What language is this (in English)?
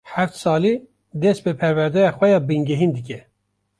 Kurdish